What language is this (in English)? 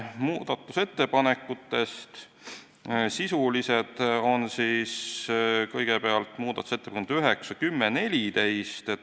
Estonian